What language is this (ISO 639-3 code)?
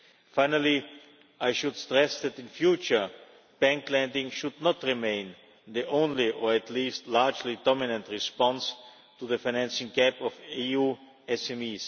eng